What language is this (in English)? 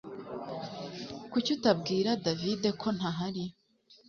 Kinyarwanda